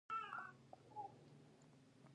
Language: Pashto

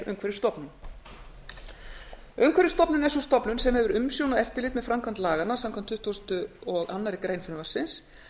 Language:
Icelandic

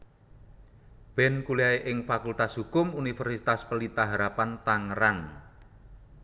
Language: Javanese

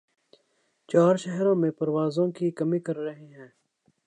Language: Urdu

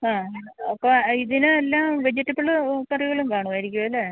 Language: Malayalam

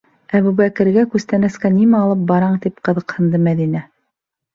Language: Bashkir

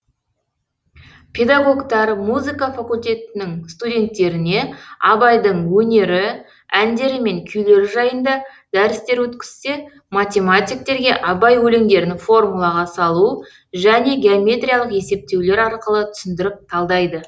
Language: Kazakh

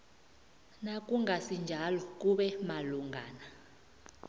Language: South Ndebele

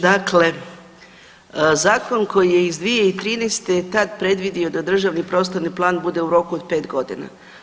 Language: Croatian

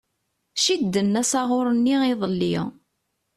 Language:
Kabyle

